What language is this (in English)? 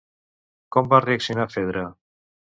Catalan